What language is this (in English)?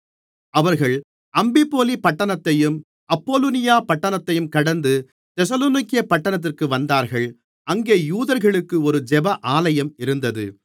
Tamil